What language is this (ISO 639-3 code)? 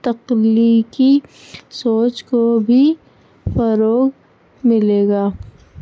urd